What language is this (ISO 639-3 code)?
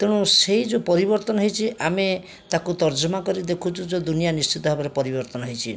ori